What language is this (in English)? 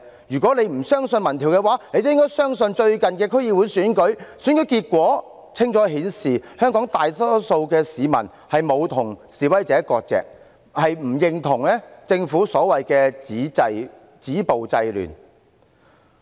Cantonese